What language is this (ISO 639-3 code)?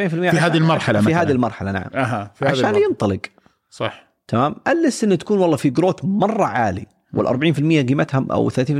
ara